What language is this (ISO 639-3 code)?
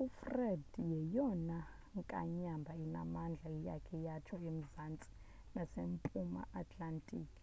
xho